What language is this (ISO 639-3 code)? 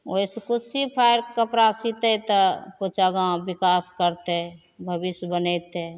mai